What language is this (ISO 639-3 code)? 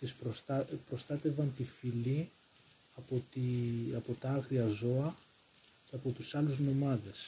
ell